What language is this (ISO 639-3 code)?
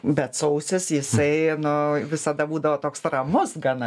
lit